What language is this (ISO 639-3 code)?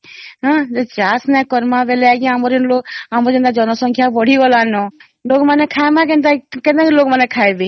ori